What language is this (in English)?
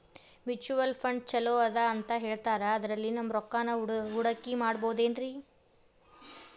Kannada